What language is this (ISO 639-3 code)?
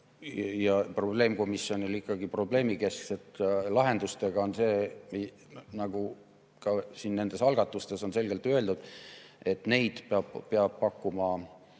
est